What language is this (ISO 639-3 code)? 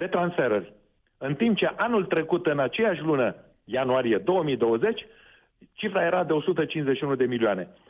ron